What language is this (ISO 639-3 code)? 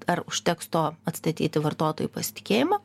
lit